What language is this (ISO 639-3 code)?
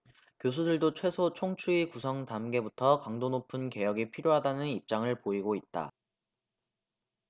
kor